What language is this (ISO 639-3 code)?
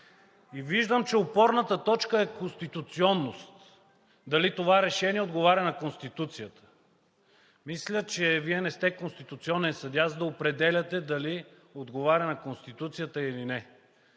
bul